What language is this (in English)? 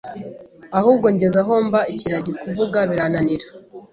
Kinyarwanda